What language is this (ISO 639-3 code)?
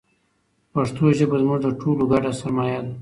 pus